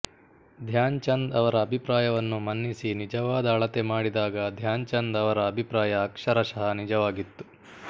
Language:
Kannada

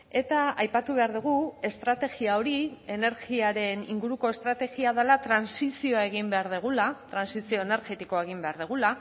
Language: Basque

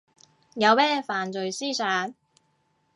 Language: Cantonese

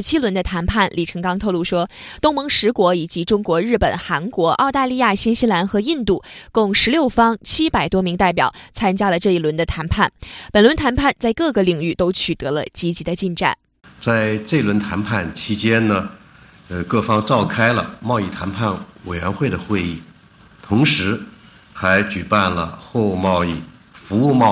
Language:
Chinese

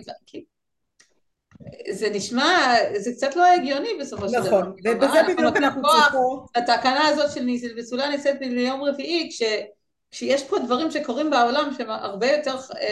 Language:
Hebrew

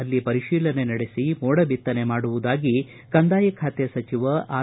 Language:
Kannada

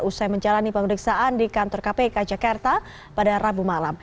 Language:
Indonesian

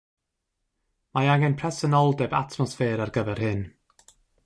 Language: Welsh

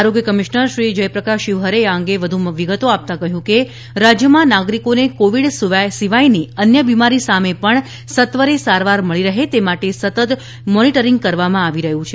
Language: Gujarati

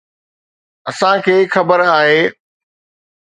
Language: Sindhi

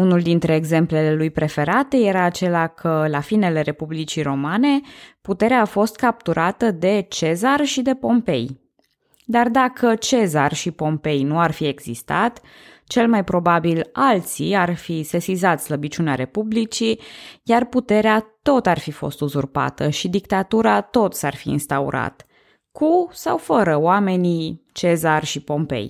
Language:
Romanian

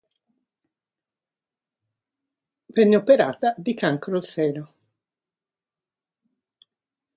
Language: Italian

